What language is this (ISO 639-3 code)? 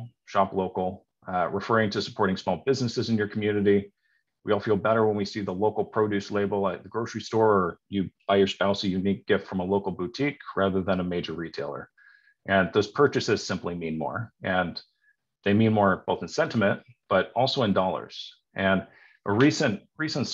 eng